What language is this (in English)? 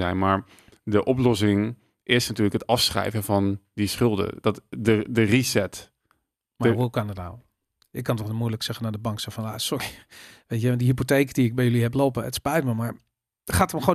Dutch